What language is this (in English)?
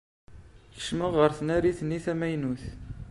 Kabyle